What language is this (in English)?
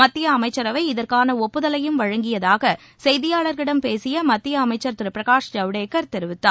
Tamil